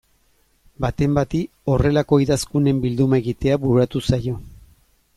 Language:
Basque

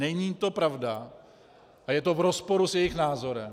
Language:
Czech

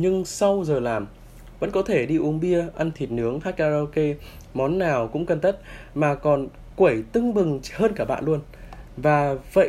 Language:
Vietnamese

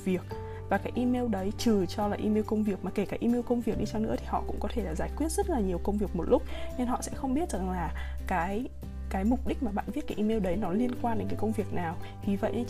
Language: Vietnamese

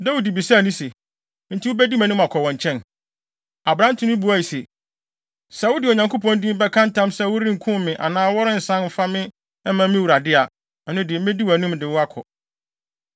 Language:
Akan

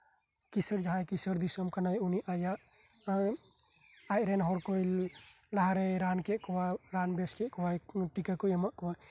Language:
Santali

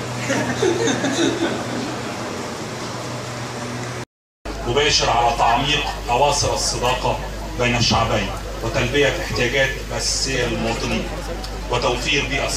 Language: Arabic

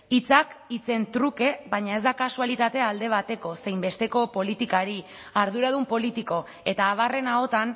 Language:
Basque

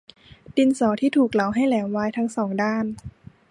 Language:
Thai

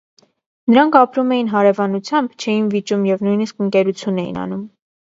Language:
Armenian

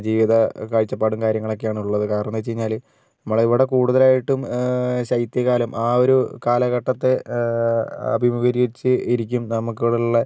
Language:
Malayalam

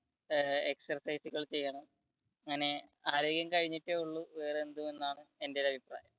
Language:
Malayalam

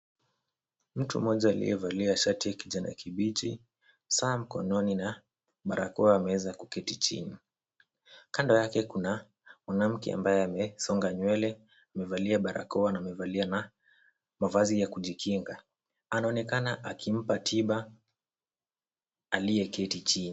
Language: Swahili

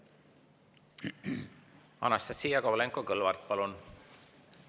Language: Estonian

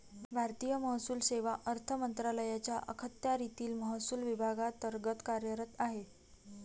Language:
Marathi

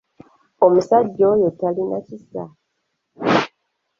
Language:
Ganda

